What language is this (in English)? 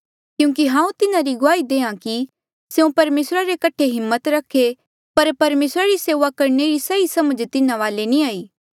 Mandeali